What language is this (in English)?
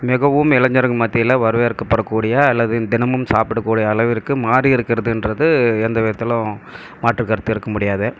Tamil